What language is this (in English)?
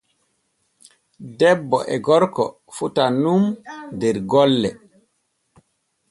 Borgu Fulfulde